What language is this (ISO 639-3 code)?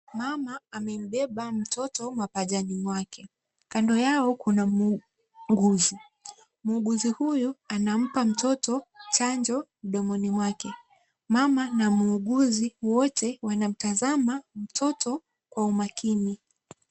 swa